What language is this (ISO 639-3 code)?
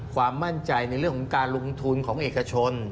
tha